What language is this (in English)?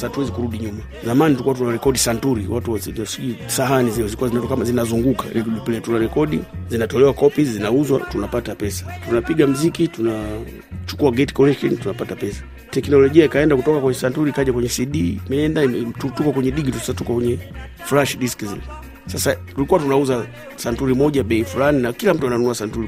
Swahili